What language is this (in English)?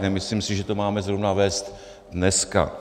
Czech